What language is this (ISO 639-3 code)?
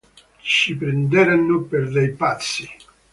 ita